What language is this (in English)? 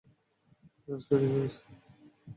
Bangla